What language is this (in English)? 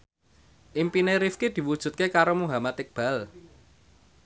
Javanese